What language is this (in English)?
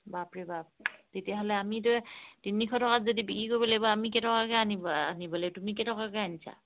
Assamese